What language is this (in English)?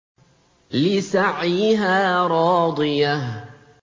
Arabic